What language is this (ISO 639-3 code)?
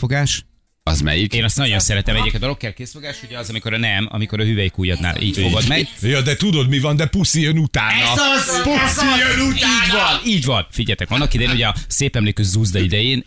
hun